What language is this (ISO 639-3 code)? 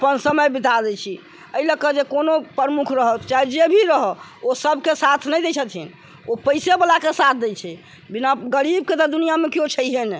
mai